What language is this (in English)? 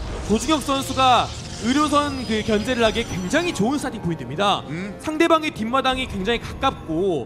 Korean